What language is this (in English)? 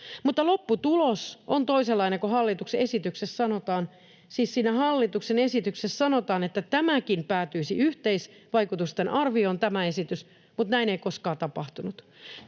Finnish